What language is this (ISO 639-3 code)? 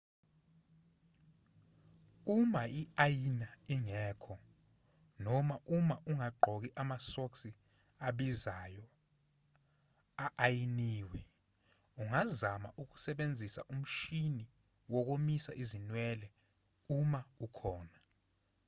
zul